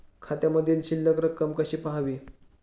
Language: Marathi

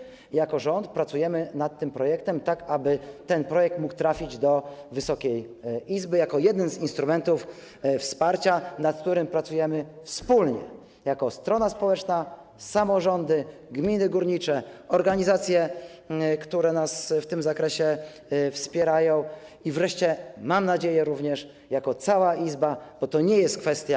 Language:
Polish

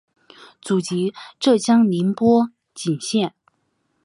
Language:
Chinese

